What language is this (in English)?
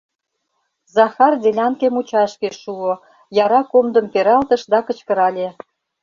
Mari